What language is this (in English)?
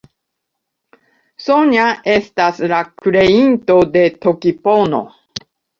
Esperanto